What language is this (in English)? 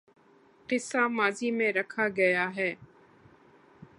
Urdu